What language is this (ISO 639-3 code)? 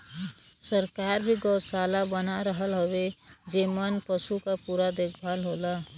bho